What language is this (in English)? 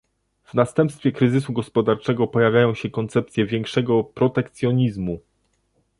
Polish